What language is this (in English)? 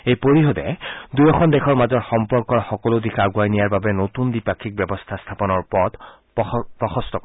Assamese